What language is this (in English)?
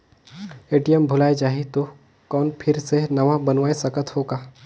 Chhattisgarhi